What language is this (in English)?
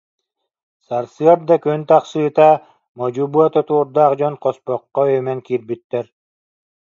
Yakut